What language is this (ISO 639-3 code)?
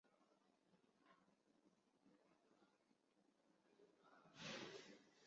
zho